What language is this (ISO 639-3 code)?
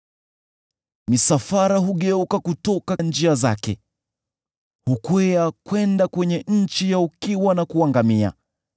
swa